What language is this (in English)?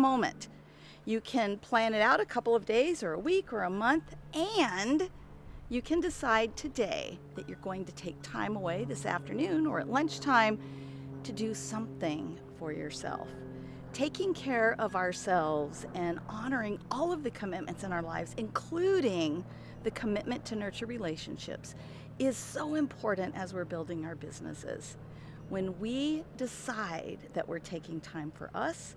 English